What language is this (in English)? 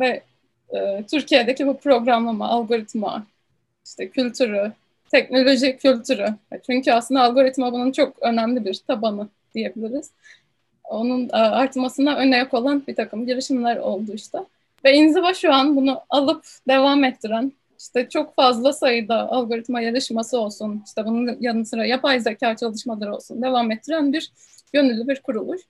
Turkish